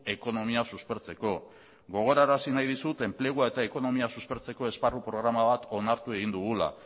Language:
Basque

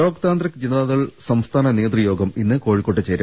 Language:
Malayalam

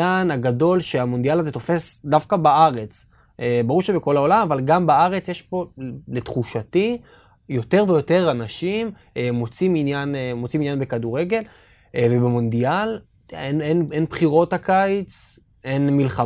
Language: Hebrew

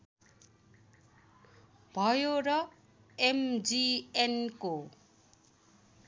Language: Nepali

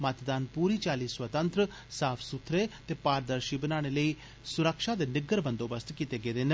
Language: Dogri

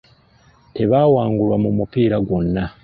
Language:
Ganda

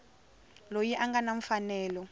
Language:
Tsonga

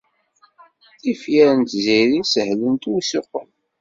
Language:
Kabyle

